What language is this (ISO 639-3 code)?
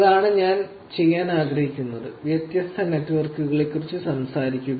mal